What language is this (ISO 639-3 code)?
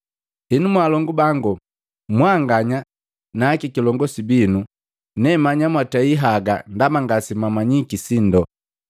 mgv